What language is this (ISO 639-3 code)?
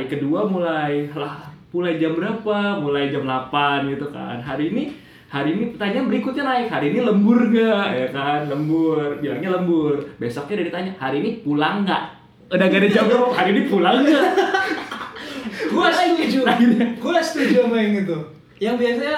ind